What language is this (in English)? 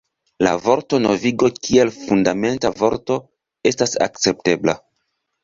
Esperanto